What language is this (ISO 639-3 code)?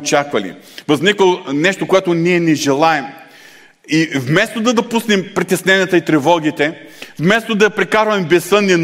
bul